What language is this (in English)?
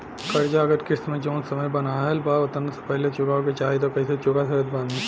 Bhojpuri